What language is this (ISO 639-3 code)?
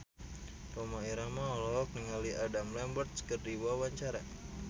sun